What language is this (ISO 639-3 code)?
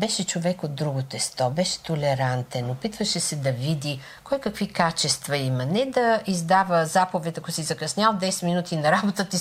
bul